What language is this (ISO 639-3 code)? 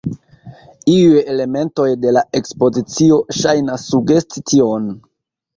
epo